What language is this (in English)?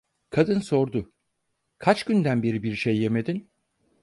Turkish